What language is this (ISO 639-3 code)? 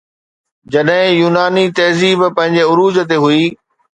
snd